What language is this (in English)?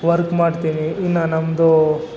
Kannada